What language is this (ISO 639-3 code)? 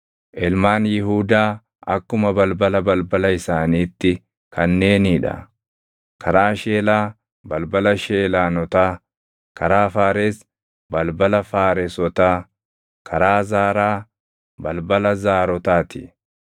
orm